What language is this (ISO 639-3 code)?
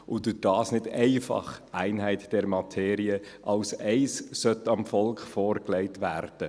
gsw